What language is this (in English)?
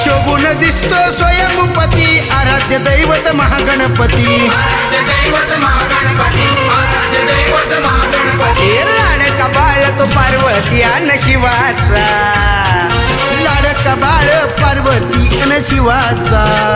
Marathi